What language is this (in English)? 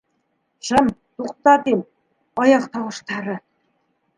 Bashkir